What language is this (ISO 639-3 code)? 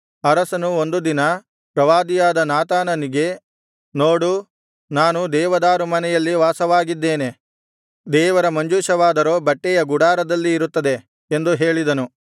kan